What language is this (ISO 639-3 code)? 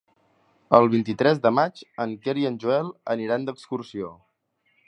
cat